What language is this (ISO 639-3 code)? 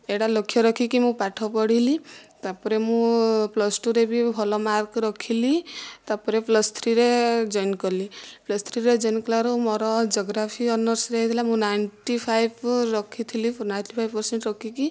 ori